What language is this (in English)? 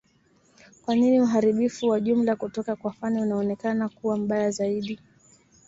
Swahili